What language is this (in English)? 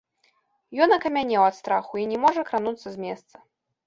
Belarusian